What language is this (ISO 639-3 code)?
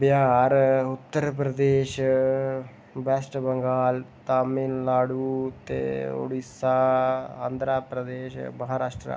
doi